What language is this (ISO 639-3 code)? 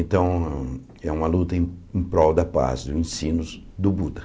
por